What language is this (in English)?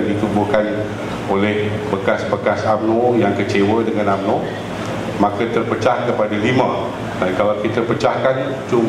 Malay